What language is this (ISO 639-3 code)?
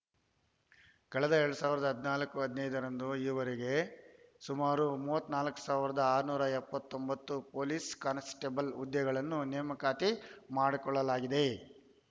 kan